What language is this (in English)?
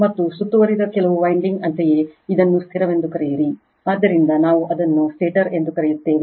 Kannada